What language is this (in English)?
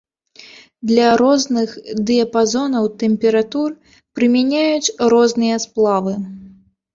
Belarusian